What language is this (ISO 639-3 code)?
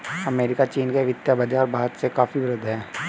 hin